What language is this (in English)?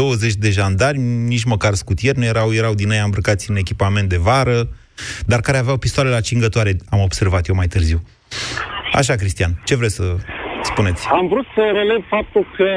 Romanian